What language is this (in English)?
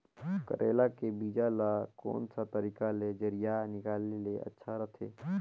Chhattisgarhi